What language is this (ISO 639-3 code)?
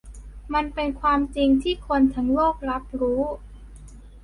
tha